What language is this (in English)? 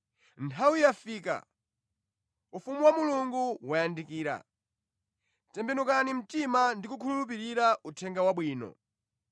Nyanja